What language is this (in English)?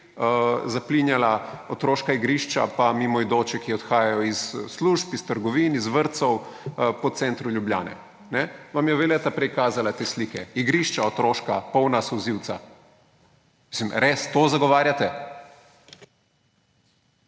Slovenian